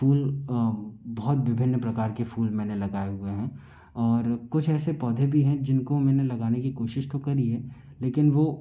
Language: Hindi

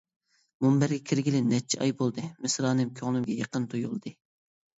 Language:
Uyghur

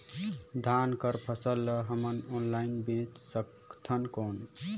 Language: Chhattisgarhi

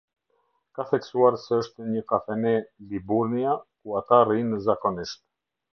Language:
Albanian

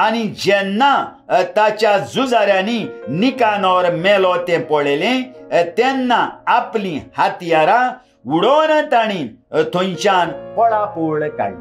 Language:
Romanian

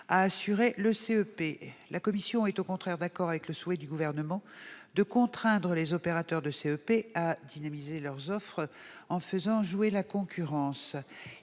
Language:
French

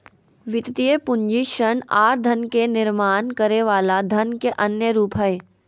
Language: Magahi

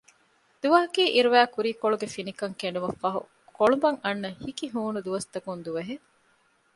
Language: Divehi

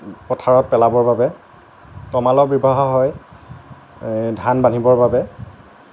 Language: Assamese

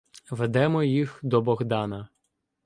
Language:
Ukrainian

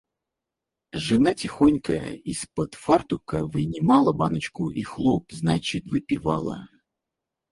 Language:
Russian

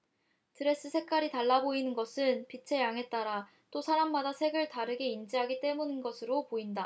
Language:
Korean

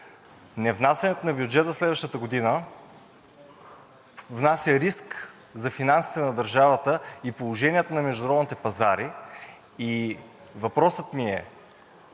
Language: Bulgarian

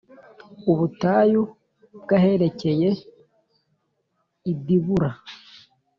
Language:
Kinyarwanda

